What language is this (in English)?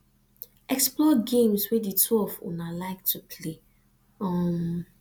Nigerian Pidgin